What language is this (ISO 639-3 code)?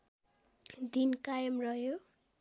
nep